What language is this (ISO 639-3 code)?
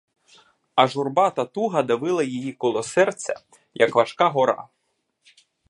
ukr